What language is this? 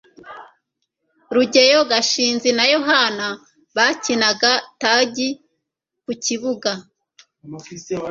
Kinyarwanda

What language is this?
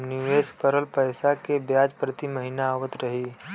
Bhojpuri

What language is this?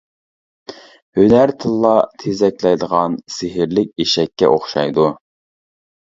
Uyghur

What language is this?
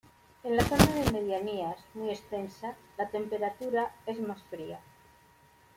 Spanish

